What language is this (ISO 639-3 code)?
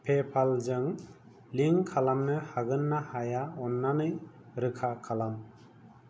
brx